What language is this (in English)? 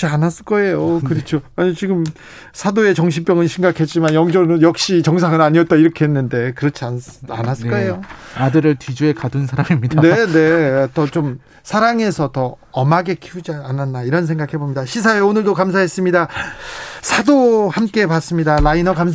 Korean